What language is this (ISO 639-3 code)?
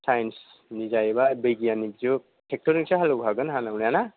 brx